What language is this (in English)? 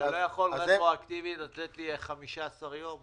Hebrew